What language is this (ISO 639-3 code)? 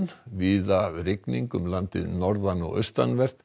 isl